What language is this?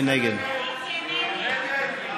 Hebrew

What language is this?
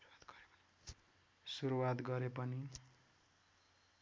Nepali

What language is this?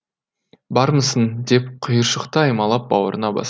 Kazakh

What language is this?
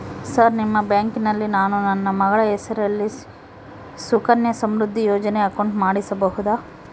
Kannada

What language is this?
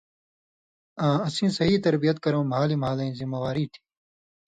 Indus Kohistani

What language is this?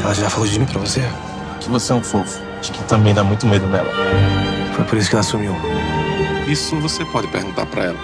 Portuguese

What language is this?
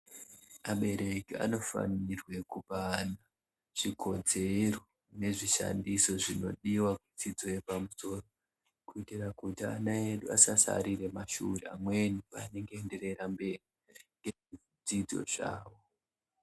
Ndau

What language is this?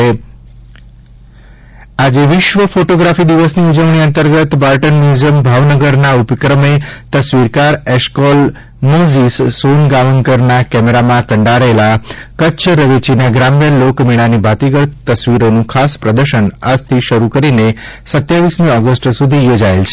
Gujarati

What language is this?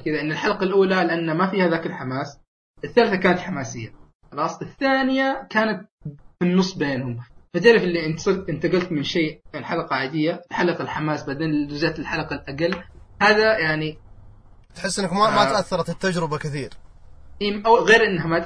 Arabic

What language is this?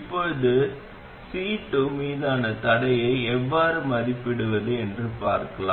Tamil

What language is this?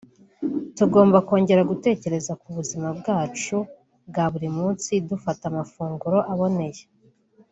Kinyarwanda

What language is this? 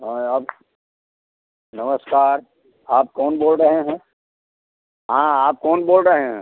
Hindi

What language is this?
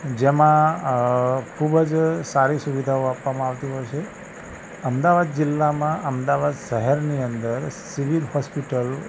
Gujarati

